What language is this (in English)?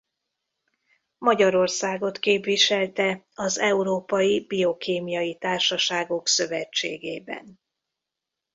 Hungarian